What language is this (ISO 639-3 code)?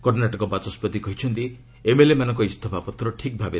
ori